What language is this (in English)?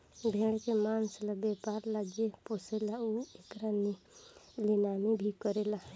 Bhojpuri